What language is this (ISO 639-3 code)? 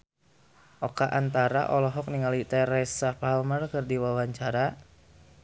sun